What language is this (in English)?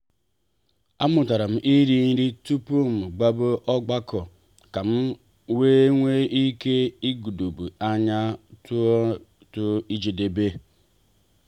Igbo